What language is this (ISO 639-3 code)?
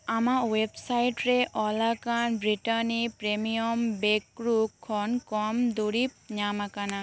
sat